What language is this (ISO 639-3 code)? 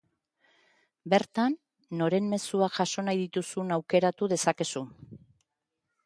eus